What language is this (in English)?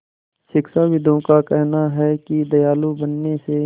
Hindi